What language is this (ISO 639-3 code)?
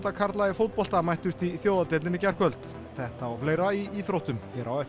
isl